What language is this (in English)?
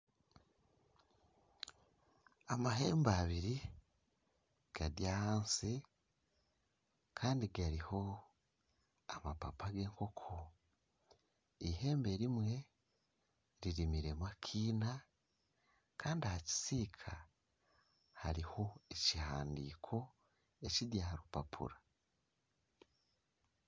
Nyankole